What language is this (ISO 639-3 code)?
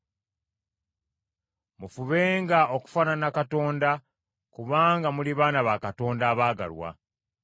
lug